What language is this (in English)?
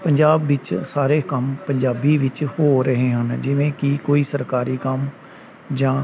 Punjabi